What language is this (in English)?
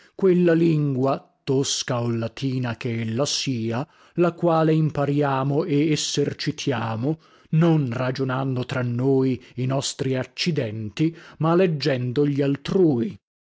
Italian